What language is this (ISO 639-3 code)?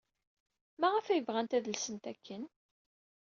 kab